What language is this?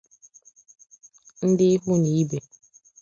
Igbo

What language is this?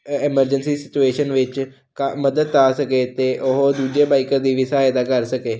Punjabi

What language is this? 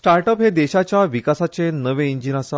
Konkani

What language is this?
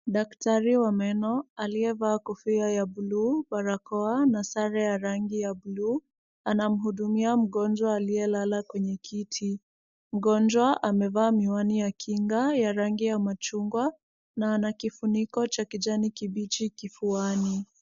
Swahili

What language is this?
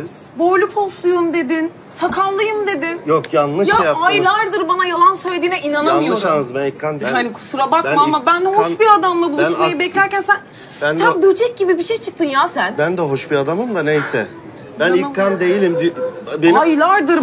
Turkish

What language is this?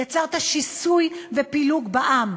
Hebrew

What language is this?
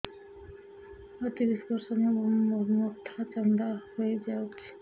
Odia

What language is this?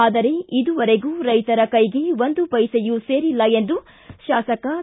Kannada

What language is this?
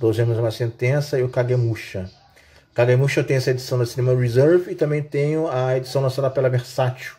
Portuguese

